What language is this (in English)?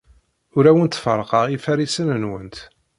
Kabyle